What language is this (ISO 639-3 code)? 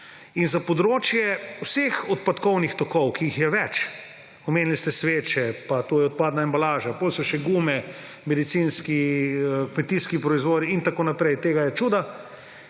slv